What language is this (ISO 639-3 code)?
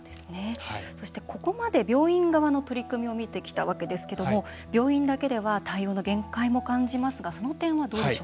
jpn